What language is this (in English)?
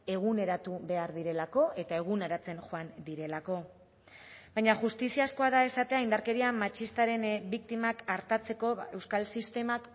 Basque